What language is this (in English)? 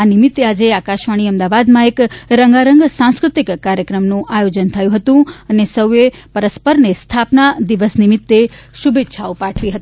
Gujarati